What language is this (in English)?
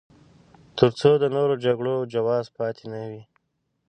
Pashto